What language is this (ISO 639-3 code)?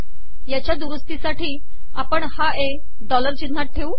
mar